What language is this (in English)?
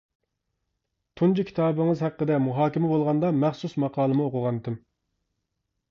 Uyghur